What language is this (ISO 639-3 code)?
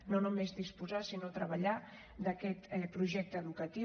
cat